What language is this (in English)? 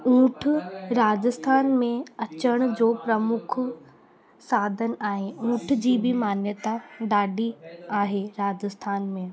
Sindhi